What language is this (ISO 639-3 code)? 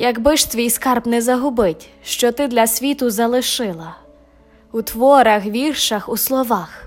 ukr